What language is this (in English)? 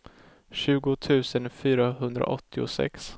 Swedish